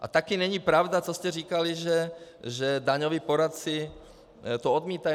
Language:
Czech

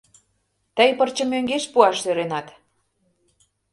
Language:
Mari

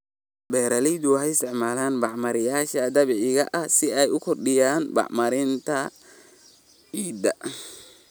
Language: Somali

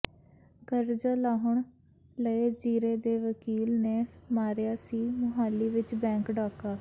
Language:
Punjabi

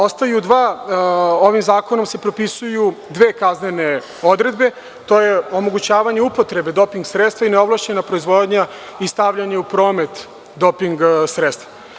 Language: Serbian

